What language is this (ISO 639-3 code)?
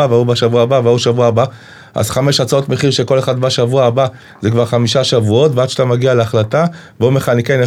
heb